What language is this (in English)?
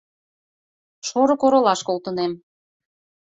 Mari